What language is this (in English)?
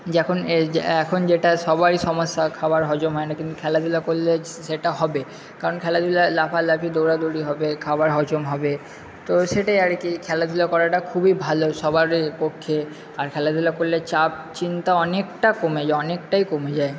Bangla